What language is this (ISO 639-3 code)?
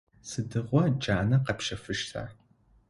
ady